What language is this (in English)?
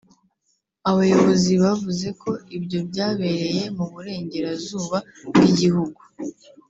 Kinyarwanda